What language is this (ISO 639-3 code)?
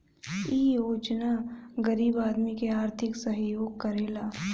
bho